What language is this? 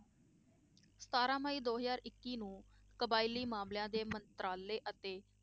Punjabi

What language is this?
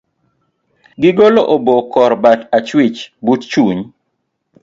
Luo (Kenya and Tanzania)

